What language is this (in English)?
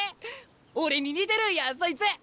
Japanese